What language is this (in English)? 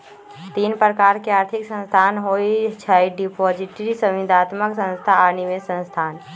Magahi